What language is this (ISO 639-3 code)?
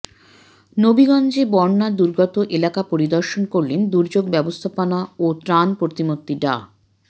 ben